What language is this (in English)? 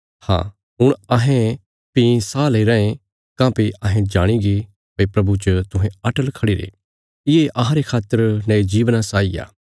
Bilaspuri